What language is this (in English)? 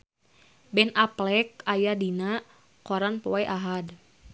Sundanese